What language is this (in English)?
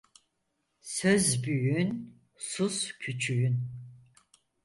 Turkish